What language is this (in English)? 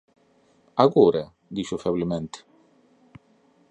Galician